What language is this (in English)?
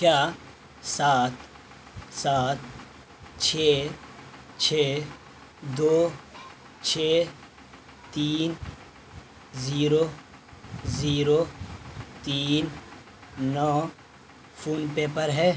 Urdu